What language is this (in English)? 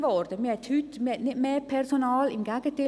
Swiss German